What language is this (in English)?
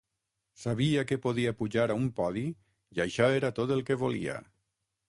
Catalan